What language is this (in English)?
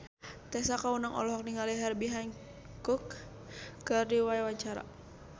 Sundanese